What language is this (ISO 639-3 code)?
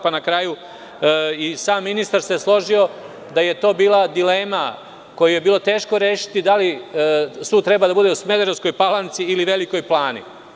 srp